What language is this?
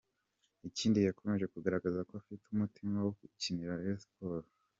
Kinyarwanda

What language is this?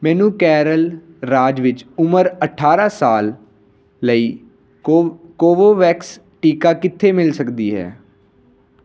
Punjabi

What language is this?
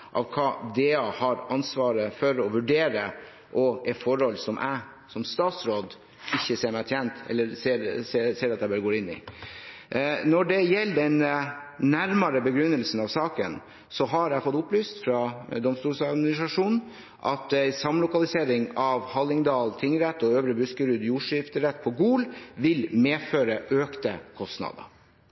Norwegian Bokmål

